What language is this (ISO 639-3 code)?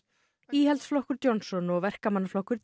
isl